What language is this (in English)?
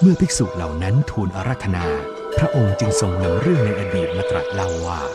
Thai